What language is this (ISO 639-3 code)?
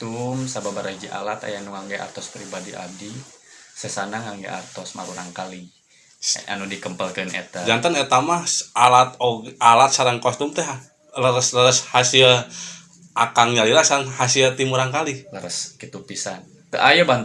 ind